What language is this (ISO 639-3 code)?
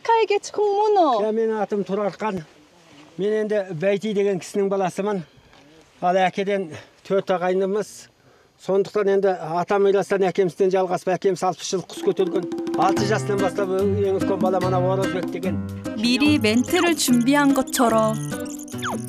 kor